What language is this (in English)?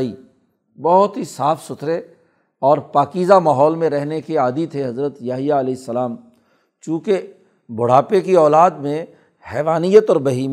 Urdu